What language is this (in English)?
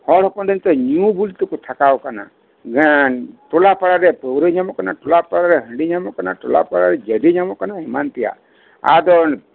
Santali